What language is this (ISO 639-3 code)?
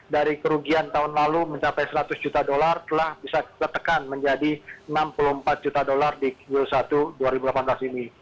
ind